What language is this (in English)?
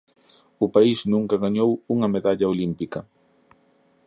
Galician